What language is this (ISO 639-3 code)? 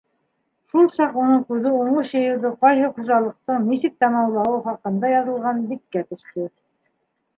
bak